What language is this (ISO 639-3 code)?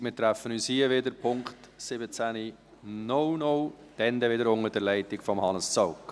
gsw